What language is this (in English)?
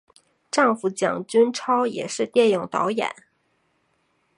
Chinese